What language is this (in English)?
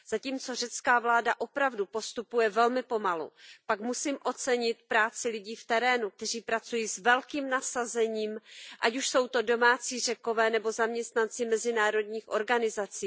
Czech